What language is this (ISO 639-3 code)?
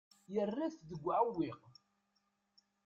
kab